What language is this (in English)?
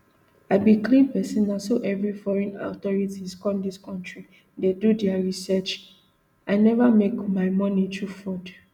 Nigerian Pidgin